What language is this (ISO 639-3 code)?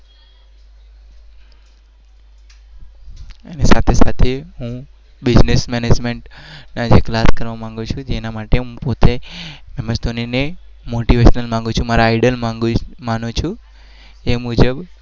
guj